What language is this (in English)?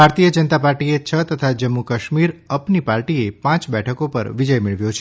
Gujarati